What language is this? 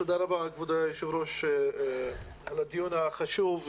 Hebrew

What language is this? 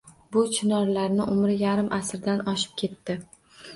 Uzbek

